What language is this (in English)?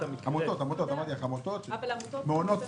Hebrew